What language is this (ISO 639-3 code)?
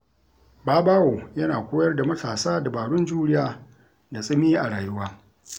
hau